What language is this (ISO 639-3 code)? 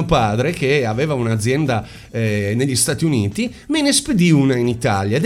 ita